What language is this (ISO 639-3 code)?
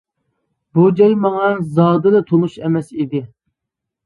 uig